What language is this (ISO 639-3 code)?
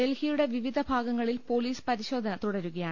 mal